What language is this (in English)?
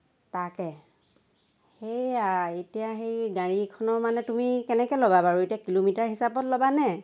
Assamese